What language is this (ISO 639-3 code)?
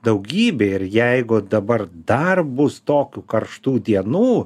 lit